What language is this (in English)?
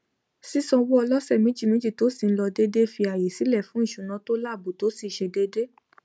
Yoruba